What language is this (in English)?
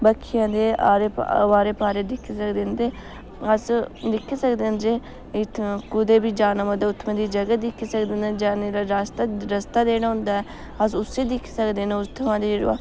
Dogri